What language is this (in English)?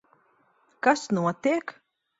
Latvian